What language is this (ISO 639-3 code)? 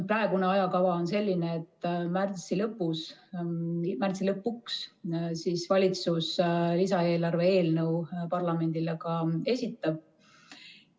est